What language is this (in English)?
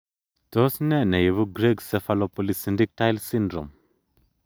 Kalenjin